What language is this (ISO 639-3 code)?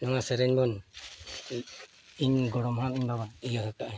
sat